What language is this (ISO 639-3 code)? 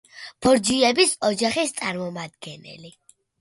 kat